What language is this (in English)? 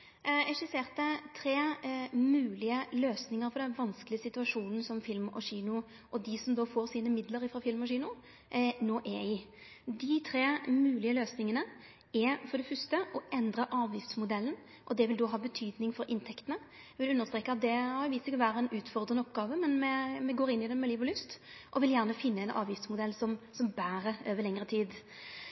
Norwegian Nynorsk